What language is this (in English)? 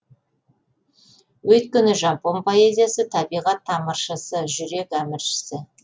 Kazakh